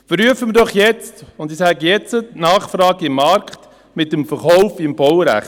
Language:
Swiss German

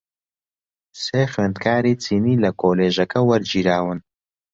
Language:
Central Kurdish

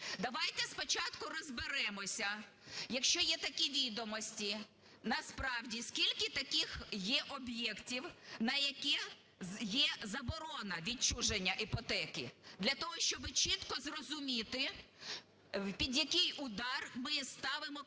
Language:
Ukrainian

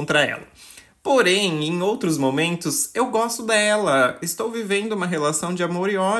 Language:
Portuguese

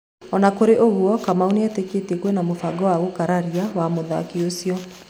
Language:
Kikuyu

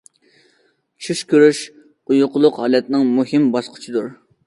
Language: Uyghur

